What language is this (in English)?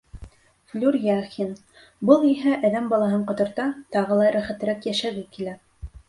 Bashkir